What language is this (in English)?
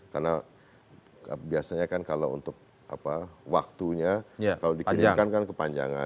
Indonesian